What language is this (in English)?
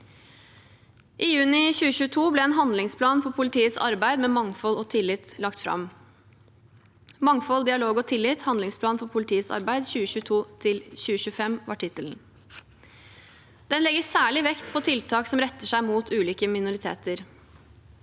Norwegian